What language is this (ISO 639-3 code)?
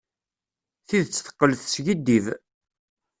kab